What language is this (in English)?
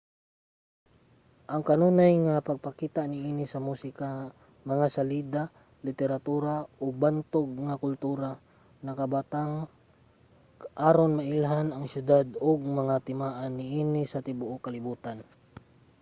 Cebuano